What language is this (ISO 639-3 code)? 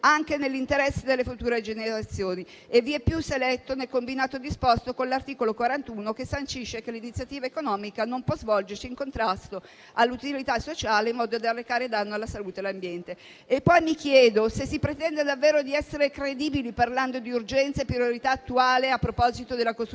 ita